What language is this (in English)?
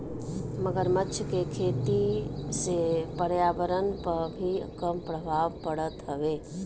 Bhojpuri